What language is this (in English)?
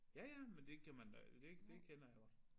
Danish